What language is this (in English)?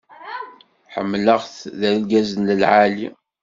Kabyle